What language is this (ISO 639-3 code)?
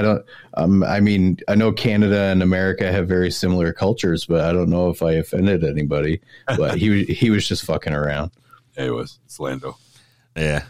eng